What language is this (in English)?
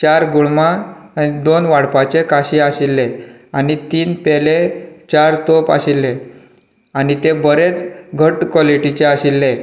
Konkani